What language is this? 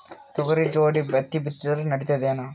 Kannada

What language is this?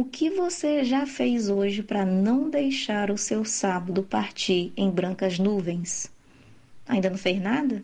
Portuguese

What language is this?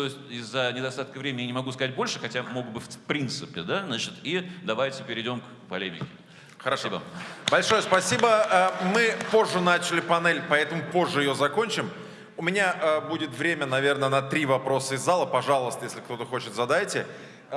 Russian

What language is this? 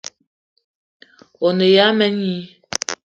Eton (Cameroon)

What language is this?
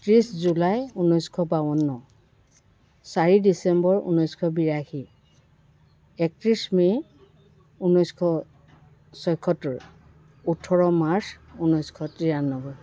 Assamese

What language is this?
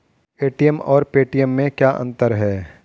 Hindi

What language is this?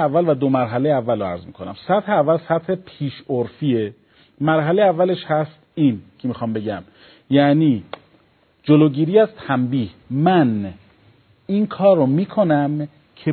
Persian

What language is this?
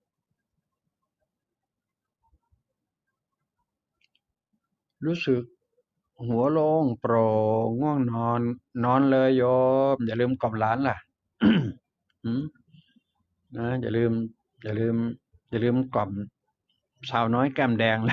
Thai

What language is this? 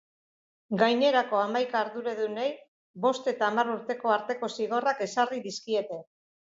Basque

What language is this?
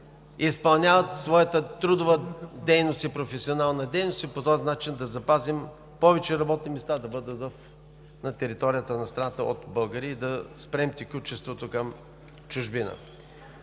Bulgarian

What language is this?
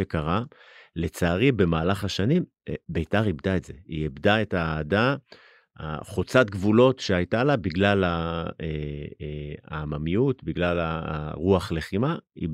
Hebrew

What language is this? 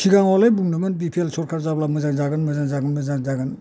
Bodo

